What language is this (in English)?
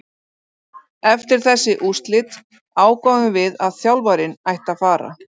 Icelandic